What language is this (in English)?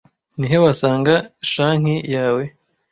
Kinyarwanda